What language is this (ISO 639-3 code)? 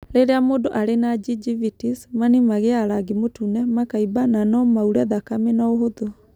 kik